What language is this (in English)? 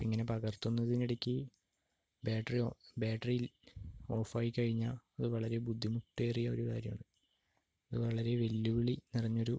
Malayalam